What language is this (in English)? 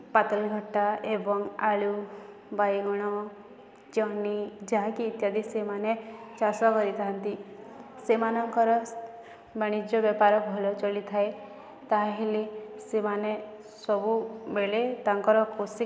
Odia